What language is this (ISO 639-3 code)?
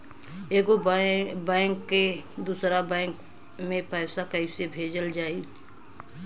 bho